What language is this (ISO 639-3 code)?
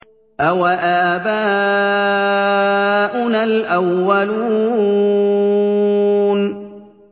ara